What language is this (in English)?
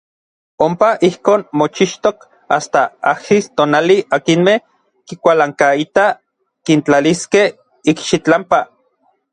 Orizaba Nahuatl